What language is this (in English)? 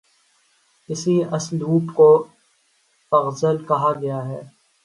Urdu